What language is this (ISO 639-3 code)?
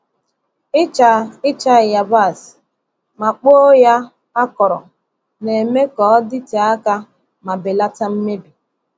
ibo